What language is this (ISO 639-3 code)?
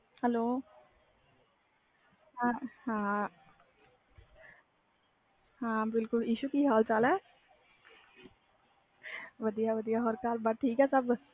pan